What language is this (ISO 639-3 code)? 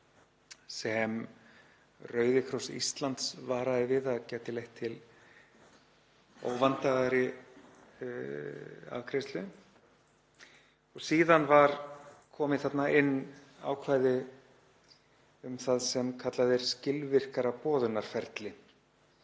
isl